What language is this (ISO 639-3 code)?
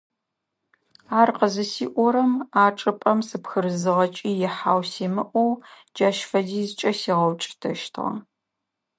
ady